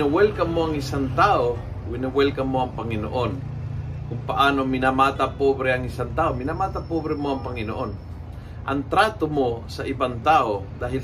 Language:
Filipino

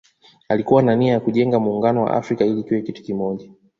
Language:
Swahili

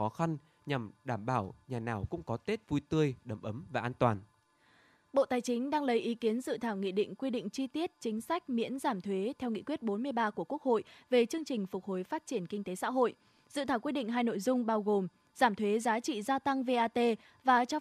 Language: Vietnamese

